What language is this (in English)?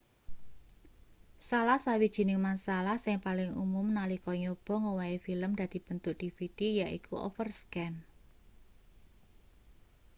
Javanese